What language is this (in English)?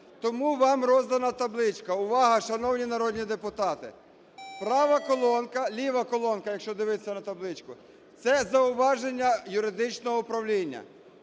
Ukrainian